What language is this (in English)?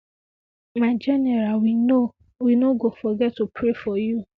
Nigerian Pidgin